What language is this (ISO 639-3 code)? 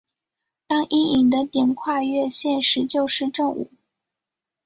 zho